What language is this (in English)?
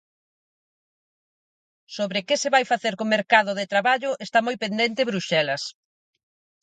Galician